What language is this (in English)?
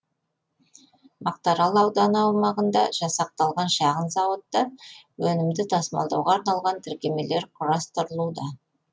Kazakh